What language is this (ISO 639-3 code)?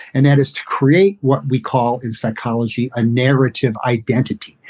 eng